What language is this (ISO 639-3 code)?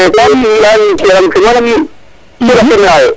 srr